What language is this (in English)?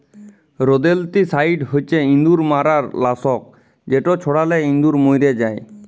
Bangla